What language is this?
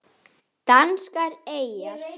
Icelandic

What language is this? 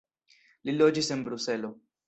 Esperanto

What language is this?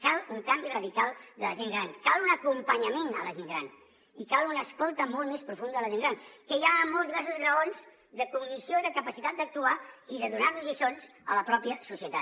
Catalan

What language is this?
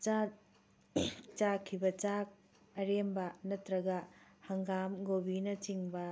Manipuri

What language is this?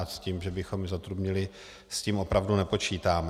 Czech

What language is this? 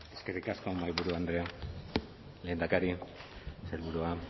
Basque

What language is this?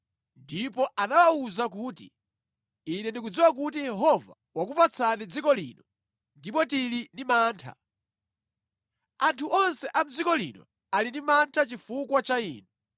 Nyanja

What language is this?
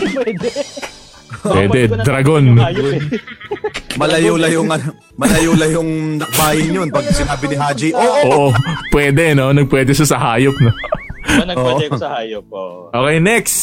Filipino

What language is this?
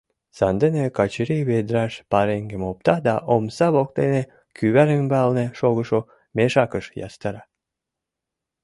Mari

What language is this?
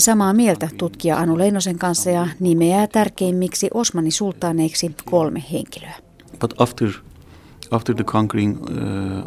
Finnish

